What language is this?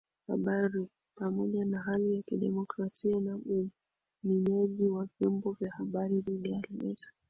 Swahili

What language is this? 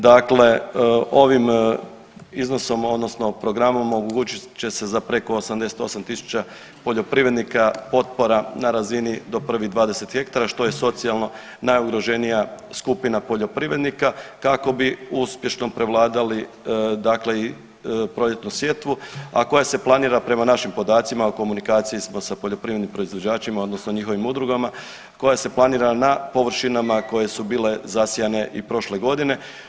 Croatian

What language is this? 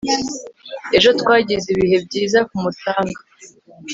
Kinyarwanda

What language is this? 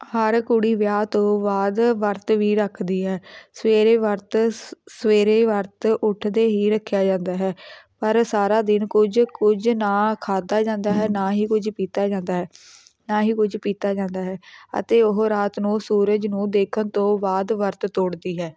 Punjabi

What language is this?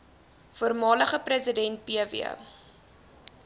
Afrikaans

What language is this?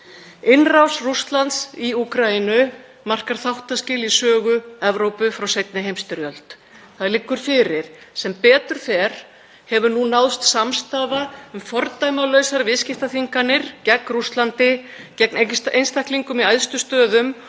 Icelandic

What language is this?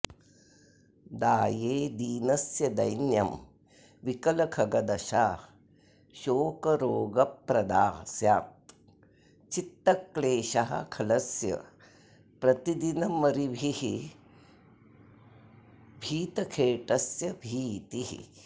Sanskrit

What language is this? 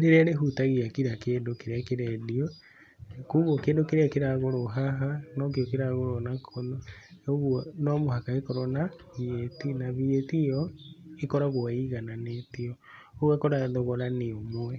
Kikuyu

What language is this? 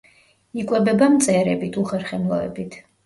Georgian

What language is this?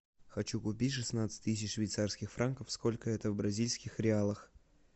Russian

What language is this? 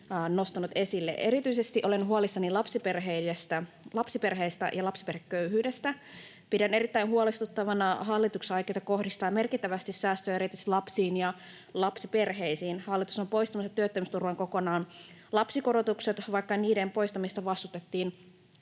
Finnish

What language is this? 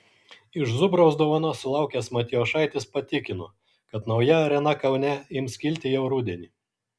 Lithuanian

